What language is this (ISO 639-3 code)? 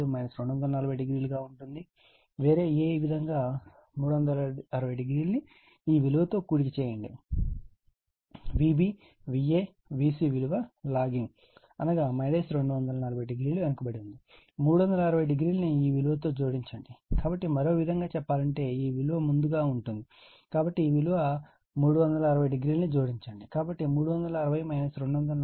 tel